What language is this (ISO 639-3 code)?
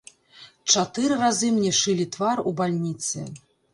bel